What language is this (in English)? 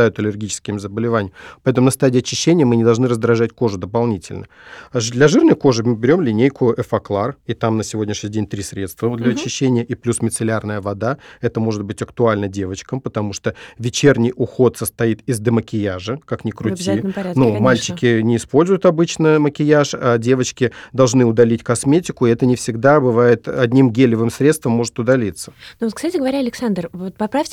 Russian